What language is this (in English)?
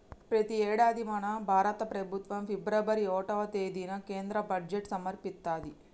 Telugu